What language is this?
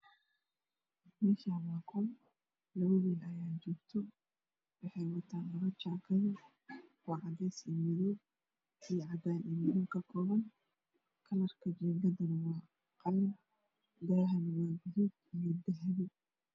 Somali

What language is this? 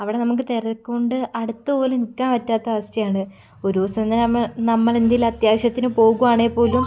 Malayalam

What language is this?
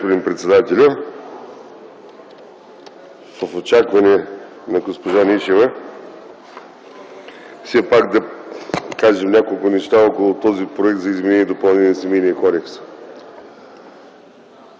Bulgarian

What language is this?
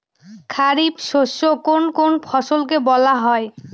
Bangla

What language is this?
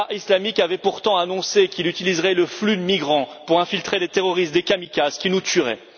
French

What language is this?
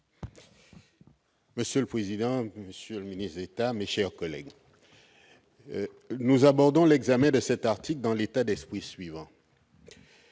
French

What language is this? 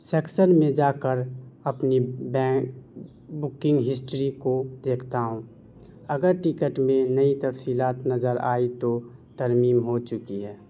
Urdu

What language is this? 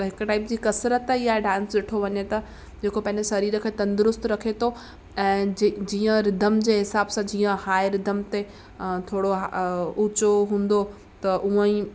Sindhi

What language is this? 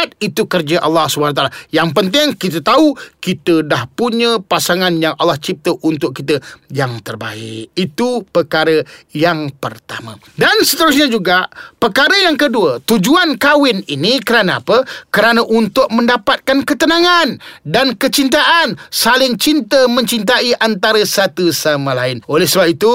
Malay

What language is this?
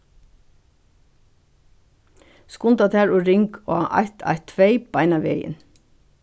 Faroese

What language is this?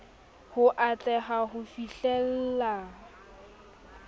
Southern Sotho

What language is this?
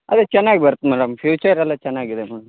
Kannada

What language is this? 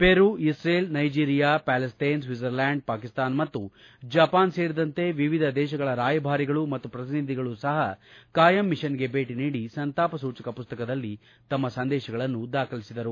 Kannada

